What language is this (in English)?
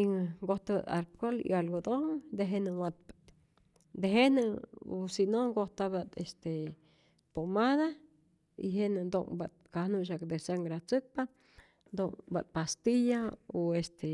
Rayón Zoque